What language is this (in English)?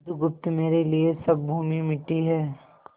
Hindi